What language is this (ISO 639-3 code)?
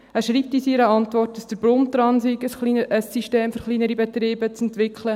gsw